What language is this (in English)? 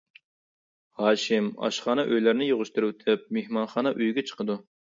Uyghur